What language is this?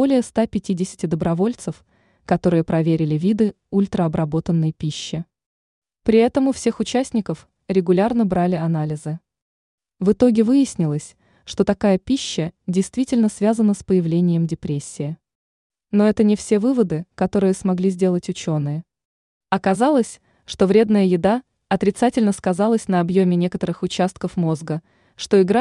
Russian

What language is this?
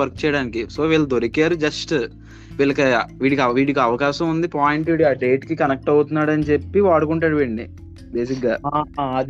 Telugu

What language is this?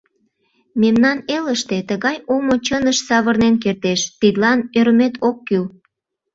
Mari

